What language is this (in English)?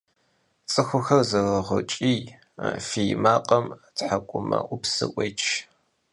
Kabardian